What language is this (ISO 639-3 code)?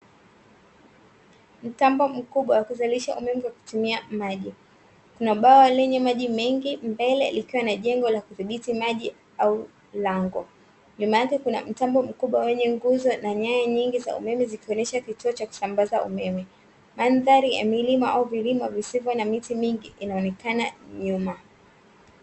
swa